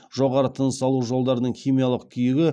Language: Kazakh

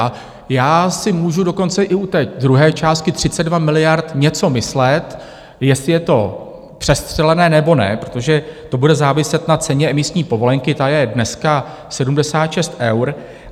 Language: Czech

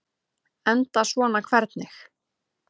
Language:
Icelandic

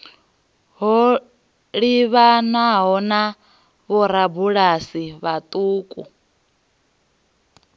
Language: Venda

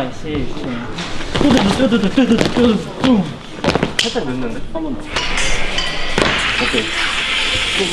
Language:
Korean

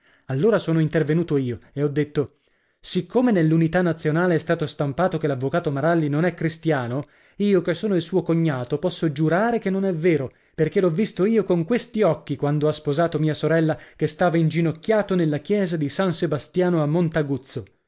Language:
Italian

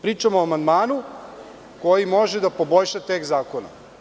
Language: Serbian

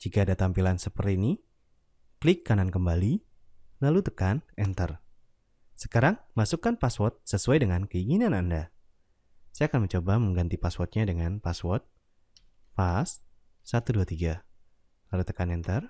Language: Indonesian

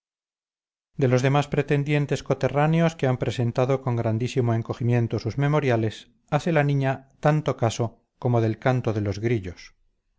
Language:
Spanish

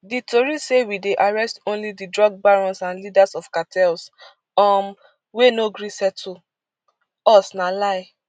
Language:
Nigerian Pidgin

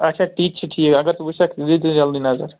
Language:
Kashmiri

